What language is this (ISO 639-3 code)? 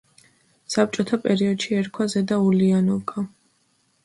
kat